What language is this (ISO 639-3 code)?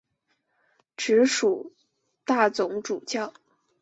zho